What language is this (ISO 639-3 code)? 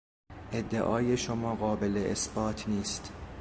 fas